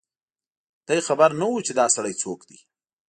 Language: Pashto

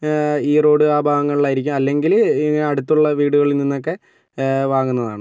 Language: Malayalam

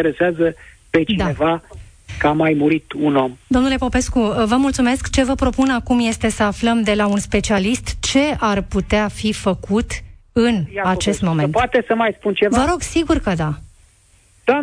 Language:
Romanian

